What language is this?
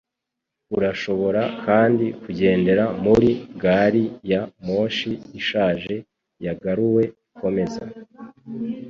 Kinyarwanda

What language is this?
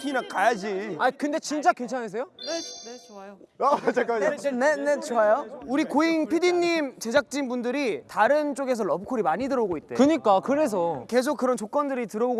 Korean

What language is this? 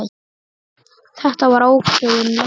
Icelandic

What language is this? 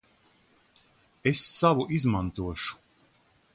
Latvian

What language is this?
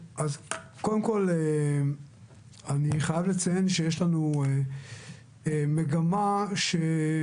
Hebrew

